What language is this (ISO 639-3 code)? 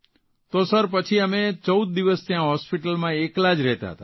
guj